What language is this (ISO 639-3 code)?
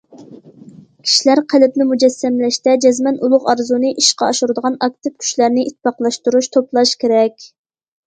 uig